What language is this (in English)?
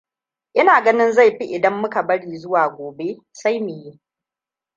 Hausa